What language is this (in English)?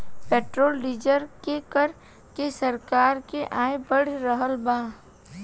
Bhojpuri